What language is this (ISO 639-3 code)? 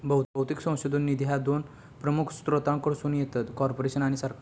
mar